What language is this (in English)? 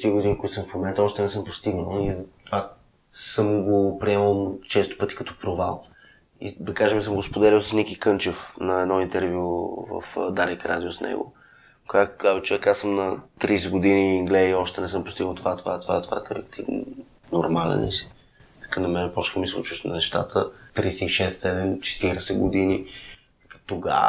Bulgarian